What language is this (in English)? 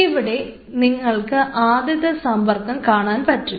Malayalam